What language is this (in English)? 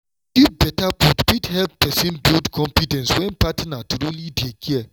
Nigerian Pidgin